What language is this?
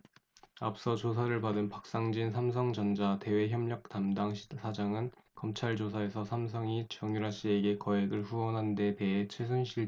Korean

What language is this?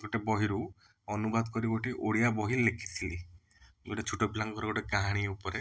Odia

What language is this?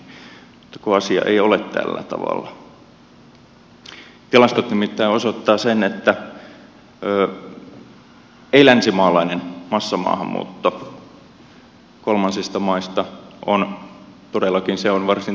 Finnish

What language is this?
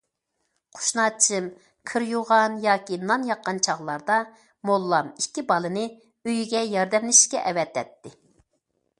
Uyghur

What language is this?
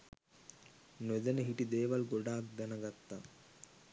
Sinhala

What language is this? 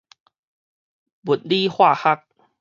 Min Nan Chinese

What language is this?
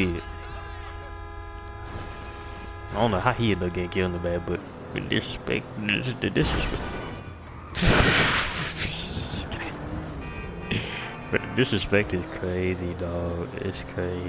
English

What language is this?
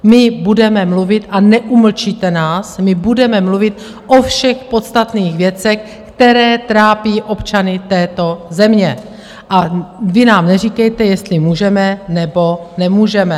Czech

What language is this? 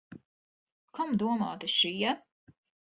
Latvian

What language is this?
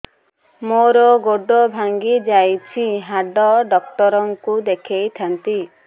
Odia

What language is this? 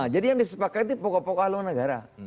Indonesian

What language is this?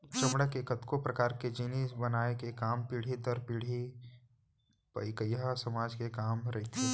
Chhattisgarhi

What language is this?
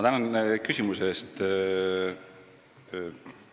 Estonian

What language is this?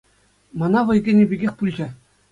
Chuvash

